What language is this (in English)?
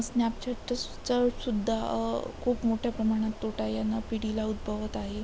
Marathi